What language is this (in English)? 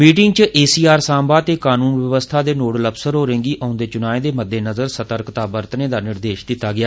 Dogri